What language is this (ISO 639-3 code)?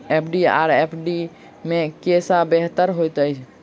mai